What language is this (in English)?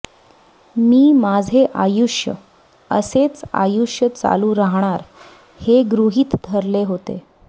Marathi